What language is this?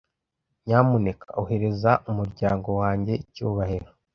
Kinyarwanda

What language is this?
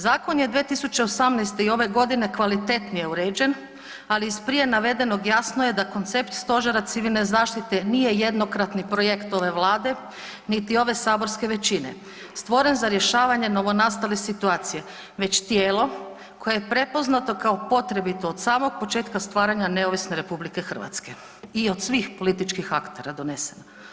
Croatian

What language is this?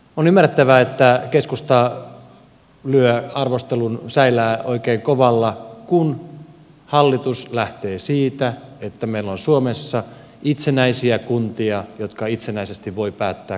Finnish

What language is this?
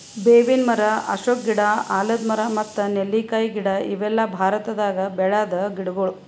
Kannada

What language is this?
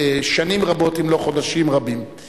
Hebrew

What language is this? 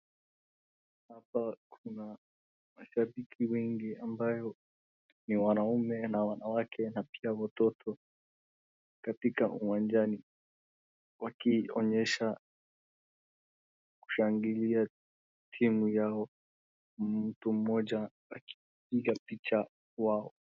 Swahili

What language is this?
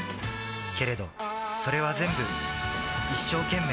Japanese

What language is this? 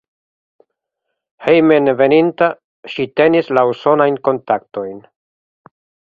Esperanto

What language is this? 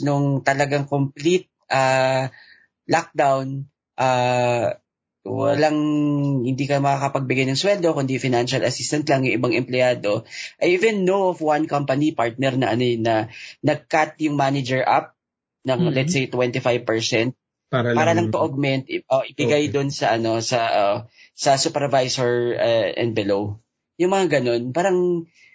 Filipino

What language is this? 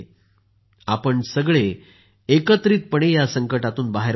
Marathi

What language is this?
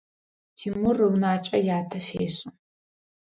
Adyghe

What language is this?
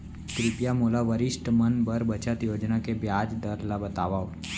Chhattisgarhi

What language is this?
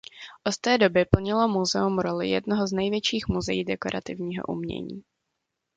Czech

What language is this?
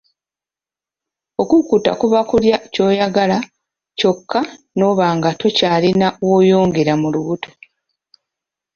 Ganda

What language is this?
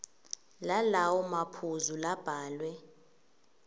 Swati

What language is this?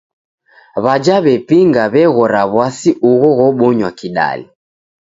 Taita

